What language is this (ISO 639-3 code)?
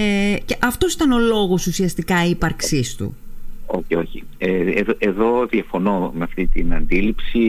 ell